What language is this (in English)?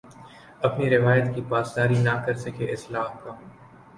Urdu